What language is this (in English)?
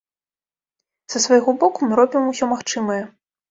Belarusian